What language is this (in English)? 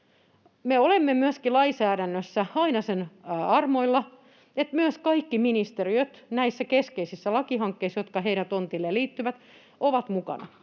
Finnish